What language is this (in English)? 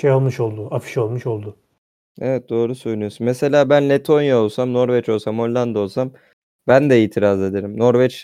Turkish